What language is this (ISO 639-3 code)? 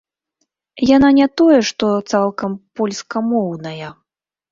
bel